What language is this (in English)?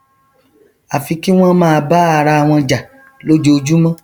Yoruba